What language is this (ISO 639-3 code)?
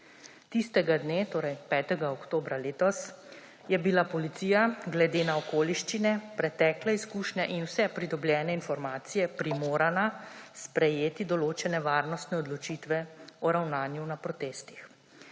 slv